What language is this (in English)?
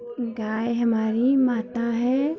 Hindi